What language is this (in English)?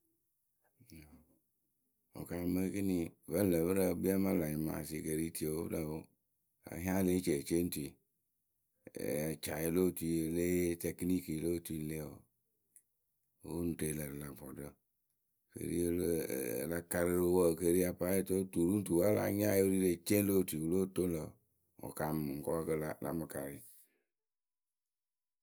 Akebu